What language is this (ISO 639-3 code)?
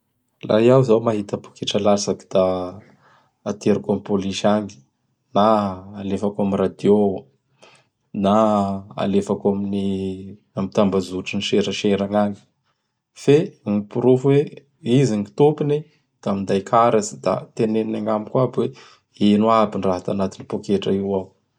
bhr